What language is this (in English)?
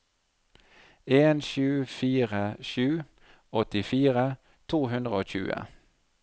Norwegian